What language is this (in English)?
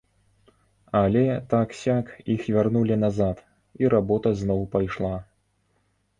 Belarusian